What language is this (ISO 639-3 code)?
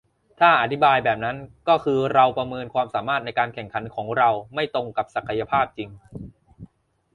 tha